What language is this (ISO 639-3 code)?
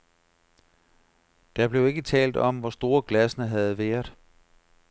dan